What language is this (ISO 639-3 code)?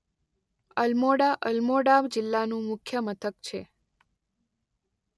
guj